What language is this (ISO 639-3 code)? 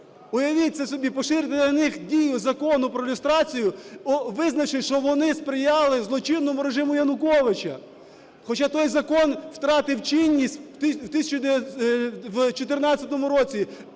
ukr